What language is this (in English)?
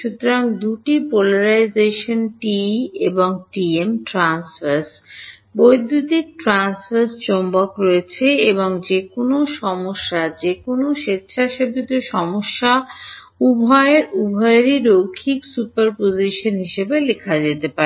Bangla